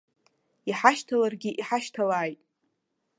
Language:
Abkhazian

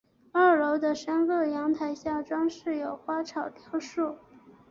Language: Chinese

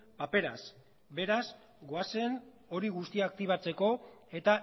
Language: Basque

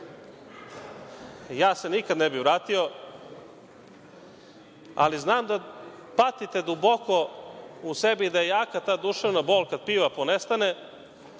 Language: Serbian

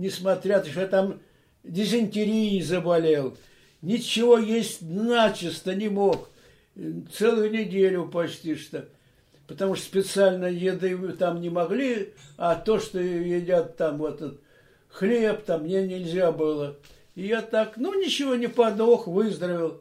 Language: Russian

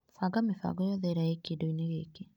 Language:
Kikuyu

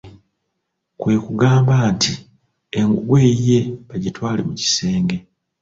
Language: Ganda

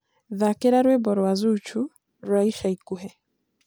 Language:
Kikuyu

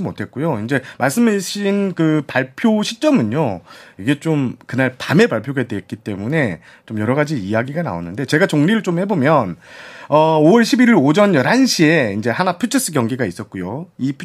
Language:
Korean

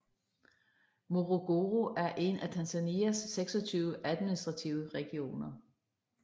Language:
Danish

